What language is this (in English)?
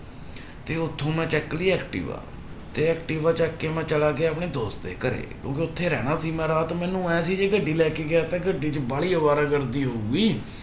Punjabi